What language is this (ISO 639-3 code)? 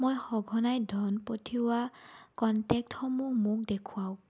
asm